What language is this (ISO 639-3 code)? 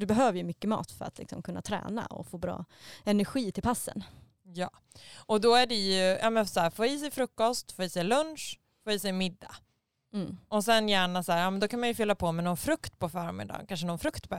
swe